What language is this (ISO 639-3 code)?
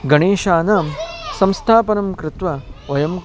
san